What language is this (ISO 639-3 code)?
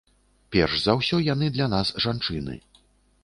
bel